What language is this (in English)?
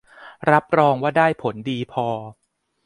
Thai